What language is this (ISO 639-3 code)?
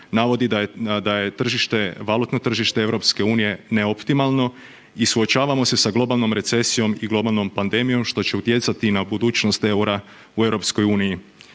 hrv